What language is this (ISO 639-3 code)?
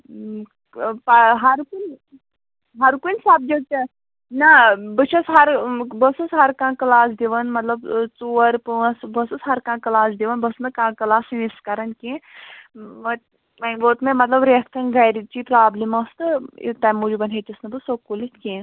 kas